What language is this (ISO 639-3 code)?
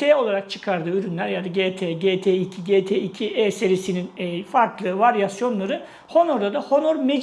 tur